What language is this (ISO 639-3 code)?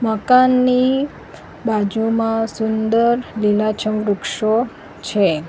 guj